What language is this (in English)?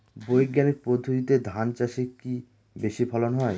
Bangla